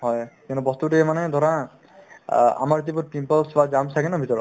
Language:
Assamese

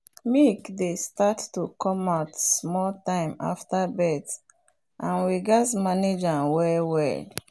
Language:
Nigerian Pidgin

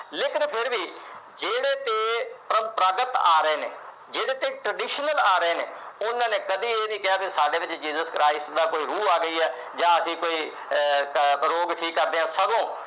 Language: Punjabi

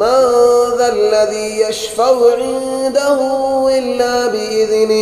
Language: Arabic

